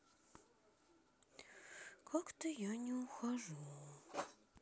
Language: Russian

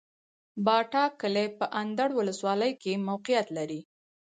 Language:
Pashto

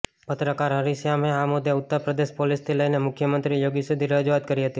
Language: Gujarati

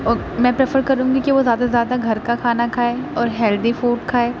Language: Urdu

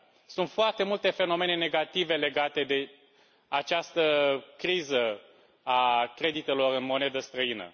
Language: Romanian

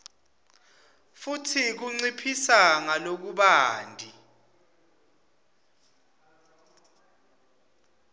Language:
Swati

